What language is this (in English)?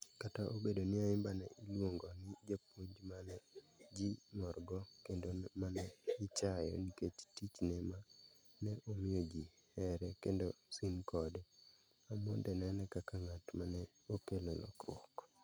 Luo (Kenya and Tanzania)